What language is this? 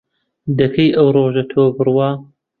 Central Kurdish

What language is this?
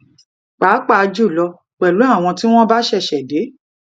Yoruba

